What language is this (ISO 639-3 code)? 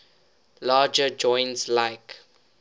eng